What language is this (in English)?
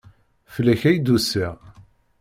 Kabyle